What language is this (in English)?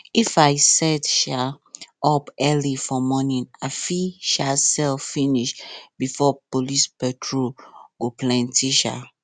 Nigerian Pidgin